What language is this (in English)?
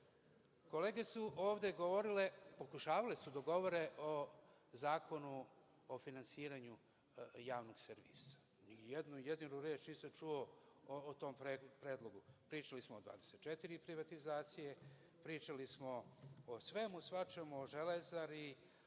Serbian